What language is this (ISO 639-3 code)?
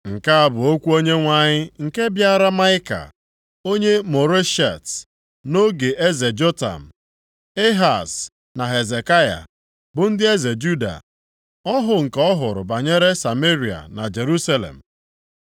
ibo